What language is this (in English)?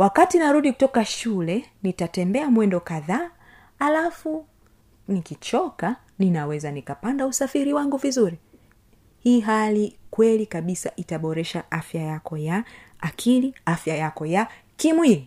Swahili